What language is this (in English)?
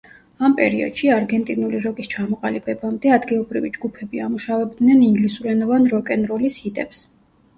Georgian